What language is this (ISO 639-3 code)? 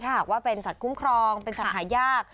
tha